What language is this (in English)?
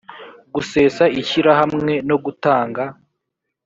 Kinyarwanda